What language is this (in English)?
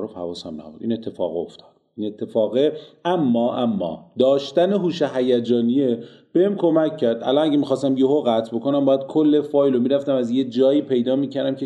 Persian